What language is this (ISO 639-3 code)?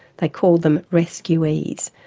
eng